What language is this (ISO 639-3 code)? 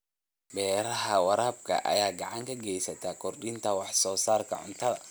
som